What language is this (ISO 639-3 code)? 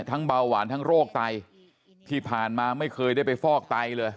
tha